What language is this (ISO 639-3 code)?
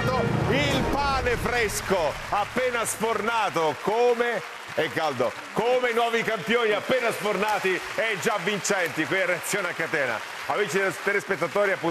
ita